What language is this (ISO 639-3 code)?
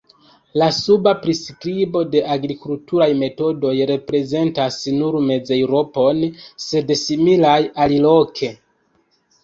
epo